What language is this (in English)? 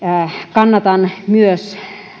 Finnish